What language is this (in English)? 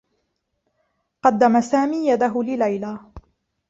Arabic